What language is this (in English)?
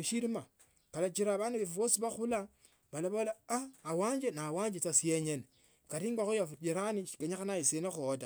Tsotso